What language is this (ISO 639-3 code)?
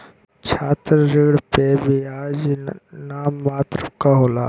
bho